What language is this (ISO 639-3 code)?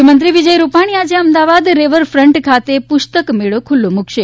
guj